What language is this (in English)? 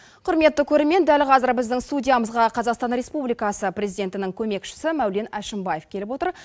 Kazakh